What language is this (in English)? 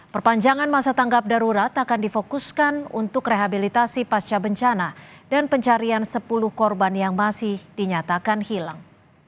Indonesian